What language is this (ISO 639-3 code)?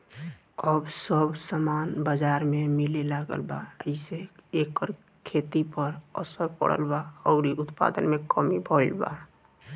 bho